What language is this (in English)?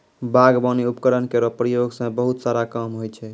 Maithili